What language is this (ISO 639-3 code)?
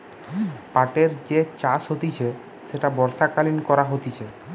ben